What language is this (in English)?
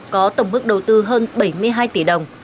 Vietnamese